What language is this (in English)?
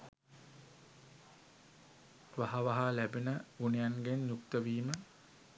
Sinhala